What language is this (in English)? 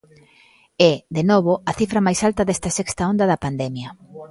Galician